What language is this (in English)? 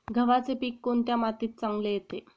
Marathi